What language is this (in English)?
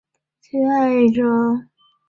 Chinese